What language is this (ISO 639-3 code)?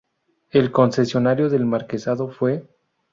spa